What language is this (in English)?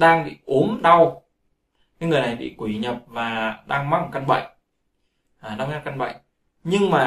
Vietnamese